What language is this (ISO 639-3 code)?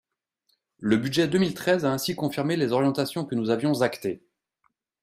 fra